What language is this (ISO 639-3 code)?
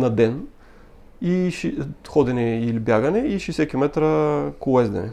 bul